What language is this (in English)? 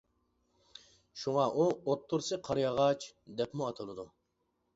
Uyghur